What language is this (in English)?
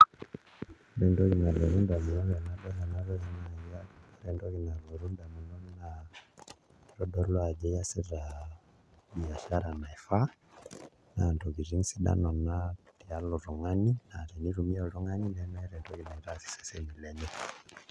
Masai